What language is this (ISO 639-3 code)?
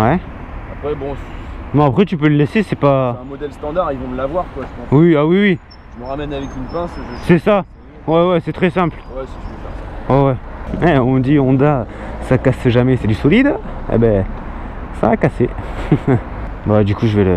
fra